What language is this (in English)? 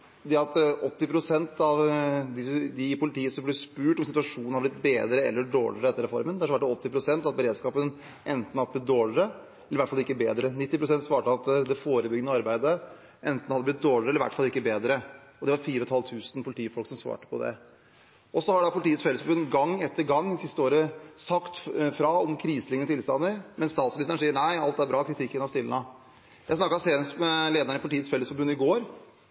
Norwegian Bokmål